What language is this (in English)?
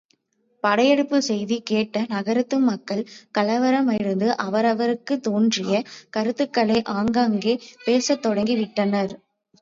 Tamil